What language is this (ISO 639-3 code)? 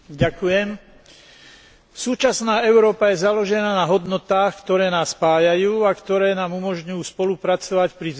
slk